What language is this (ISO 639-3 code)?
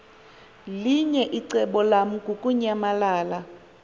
xho